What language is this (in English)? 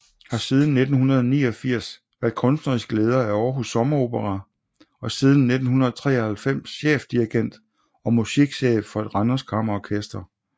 Danish